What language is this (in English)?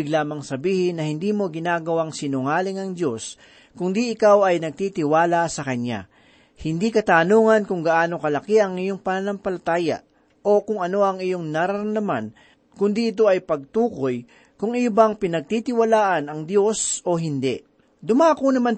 Filipino